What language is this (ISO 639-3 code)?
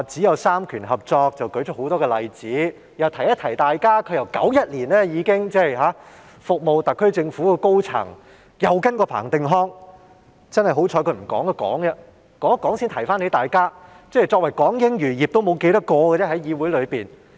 yue